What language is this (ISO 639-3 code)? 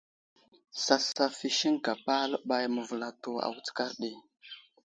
udl